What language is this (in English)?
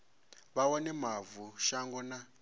Venda